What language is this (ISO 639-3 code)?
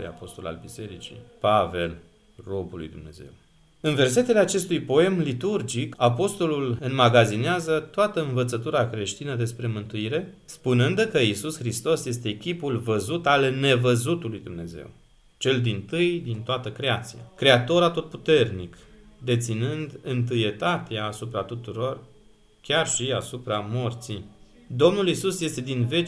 ron